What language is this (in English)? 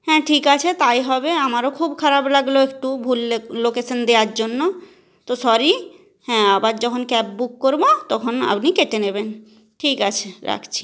Bangla